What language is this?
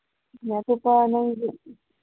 Manipuri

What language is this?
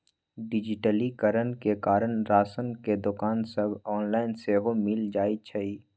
Magahi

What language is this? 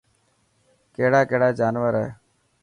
Dhatki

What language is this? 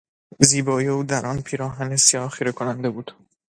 Persian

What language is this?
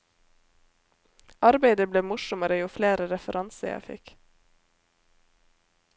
Norwegian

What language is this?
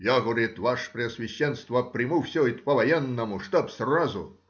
Russian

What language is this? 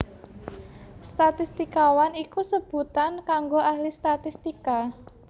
Javanese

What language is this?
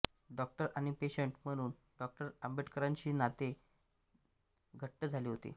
Marathi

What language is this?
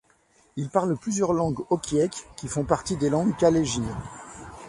French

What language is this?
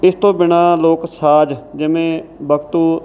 Punjabi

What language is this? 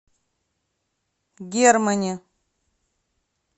Russian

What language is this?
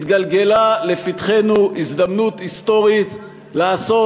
Hebrew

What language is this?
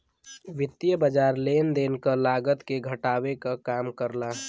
Bhojpuri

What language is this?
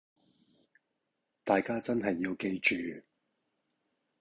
Cantonese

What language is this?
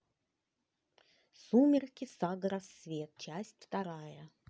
Russian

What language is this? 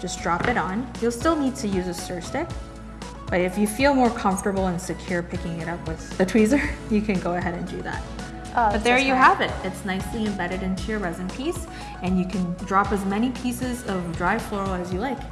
English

